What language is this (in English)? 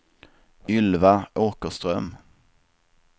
Swedish